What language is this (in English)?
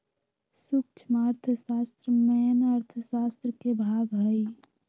Magahi